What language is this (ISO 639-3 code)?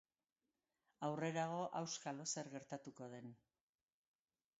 eus